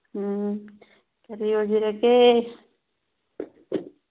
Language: Manipuri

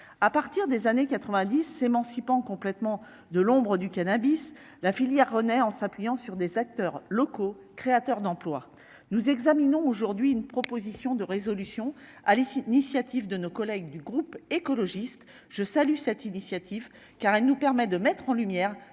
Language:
French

